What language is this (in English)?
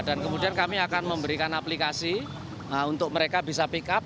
Indonesian